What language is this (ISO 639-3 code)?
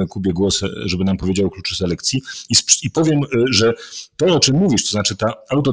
pol